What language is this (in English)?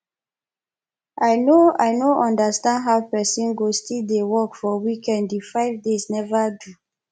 Nigerian Pidgin